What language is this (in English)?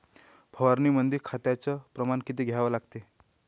Marathi